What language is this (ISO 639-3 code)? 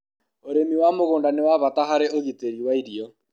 kik